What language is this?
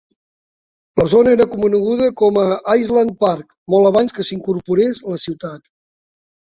Catalan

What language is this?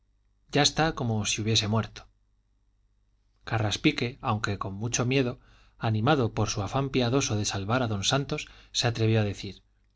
Spanish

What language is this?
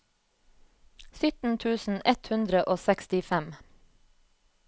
Norwegian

